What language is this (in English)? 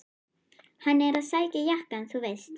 Icelandic